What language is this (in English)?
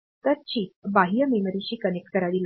Marathi